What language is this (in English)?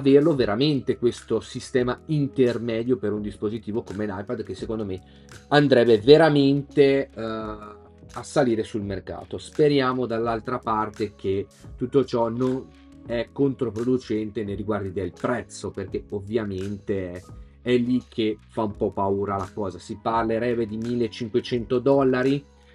Italian